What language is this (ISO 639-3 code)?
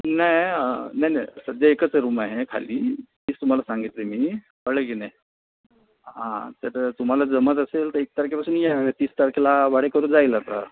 mar